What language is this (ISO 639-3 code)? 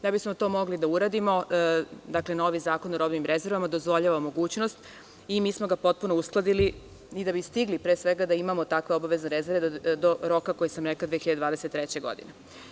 srp